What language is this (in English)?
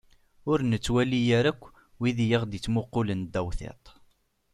Kabyle